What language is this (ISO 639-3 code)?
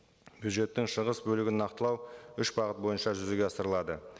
kaz